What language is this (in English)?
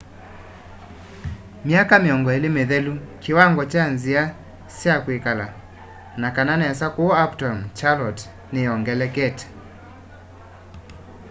Kamba